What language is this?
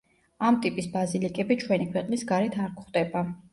Georgian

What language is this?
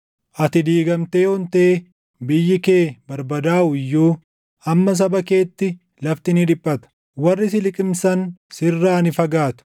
Oromo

